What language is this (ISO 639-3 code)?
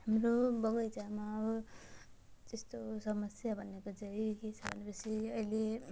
nep